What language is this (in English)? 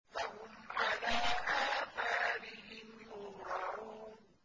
Arabic